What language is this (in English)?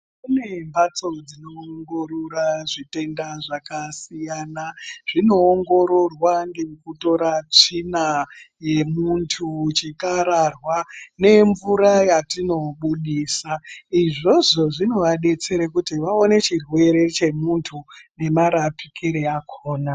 Ndau